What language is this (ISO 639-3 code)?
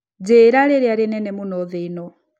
kik